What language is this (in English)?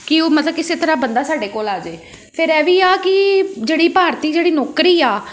Punjabi